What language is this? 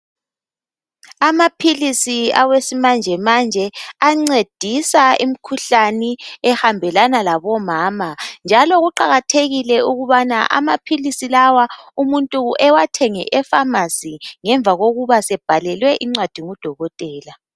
North Ndebele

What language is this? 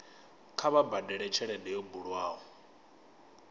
Venda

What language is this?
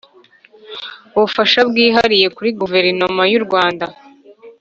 Kinyarwanda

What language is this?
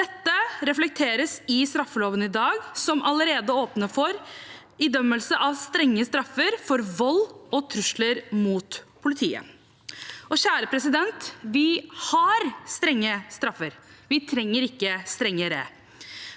Norwegian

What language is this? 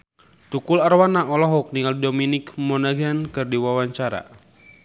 Sundanese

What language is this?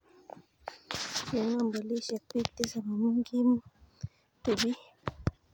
Kalenjin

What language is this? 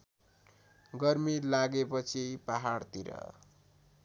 Nepali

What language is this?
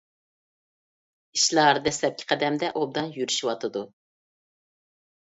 Uyghur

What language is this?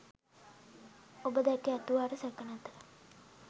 Sinhala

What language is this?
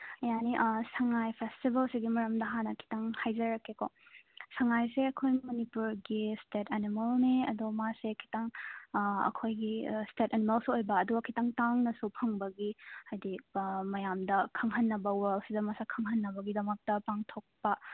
Manipuri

